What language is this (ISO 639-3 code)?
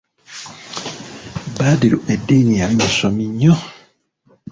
lug